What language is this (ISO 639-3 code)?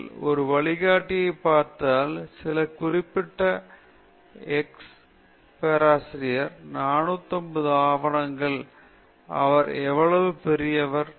tam